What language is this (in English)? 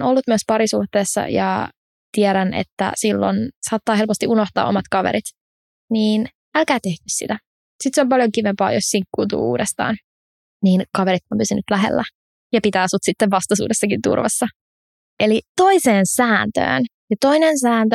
Finnish